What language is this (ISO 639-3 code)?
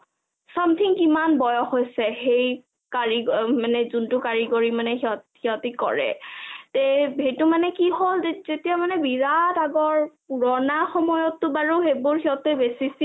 asm